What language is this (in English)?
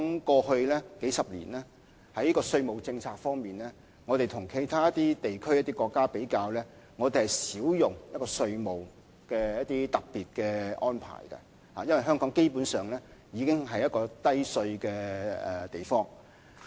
Cantonese